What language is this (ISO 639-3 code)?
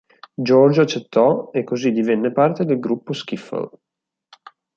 ita